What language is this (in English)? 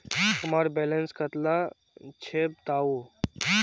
Magahi